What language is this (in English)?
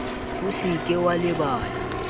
Southern Sotho